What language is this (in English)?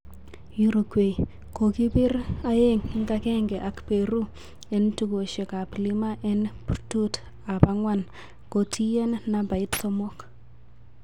Kalenjin